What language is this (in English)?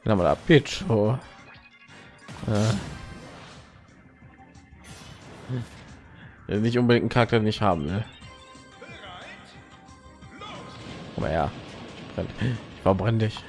German